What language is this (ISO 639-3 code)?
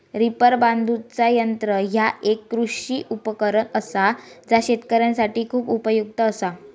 mar